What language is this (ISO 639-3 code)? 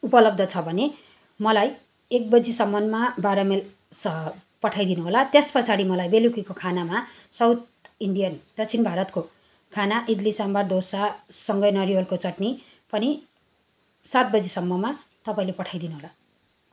nep